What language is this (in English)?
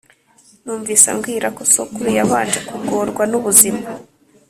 Kinyarwanda